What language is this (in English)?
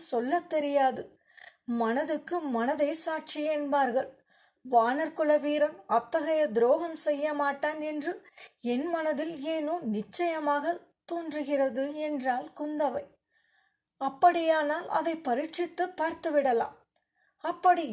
Tamil